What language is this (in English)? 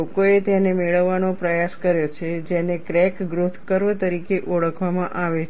Gujarati